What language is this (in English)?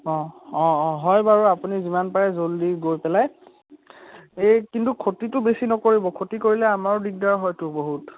Assamese